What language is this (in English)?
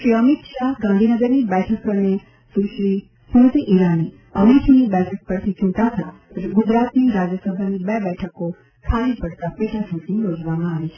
Gujarati